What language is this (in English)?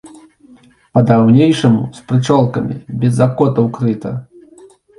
Belarusian